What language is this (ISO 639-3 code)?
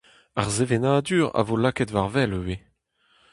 bre